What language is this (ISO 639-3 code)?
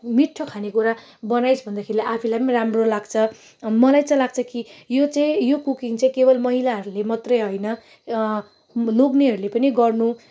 nep